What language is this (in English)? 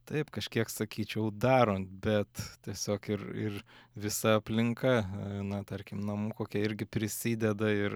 Lithuanian